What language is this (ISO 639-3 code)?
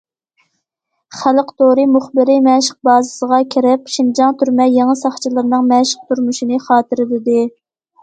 uig